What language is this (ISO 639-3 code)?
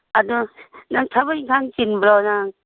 mni